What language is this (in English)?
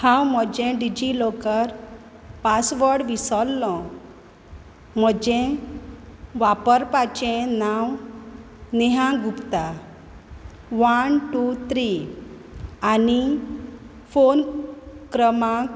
Konkani